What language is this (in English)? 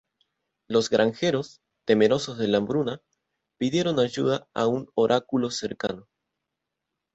Spanish